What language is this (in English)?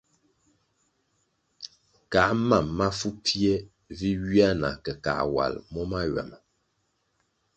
Kwasio